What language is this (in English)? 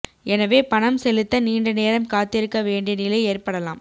Tamil